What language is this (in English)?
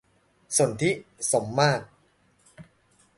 Thai